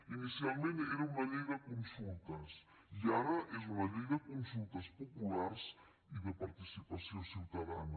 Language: Catalan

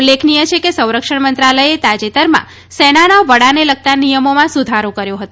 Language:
Gujarati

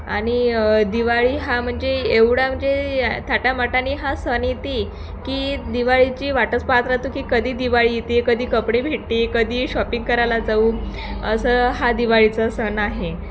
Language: Marathi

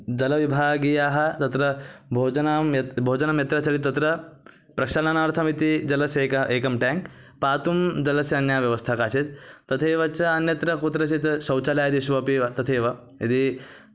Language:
Sanskrit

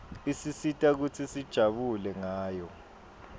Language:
Swati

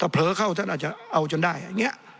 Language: Thai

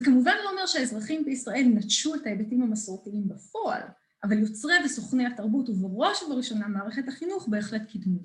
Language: Hebrew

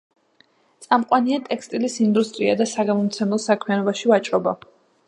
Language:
Georgian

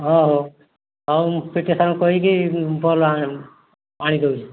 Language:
Odia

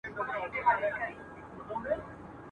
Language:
Pashto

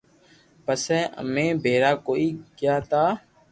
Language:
Loarki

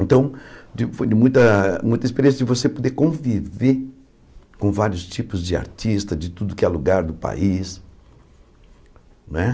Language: Portuguese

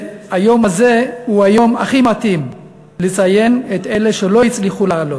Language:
Hebrew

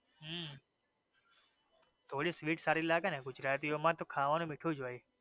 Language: Gujarati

